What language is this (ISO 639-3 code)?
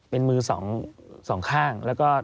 tha